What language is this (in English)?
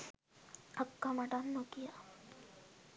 Sinhala